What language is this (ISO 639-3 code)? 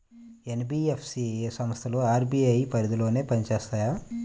tel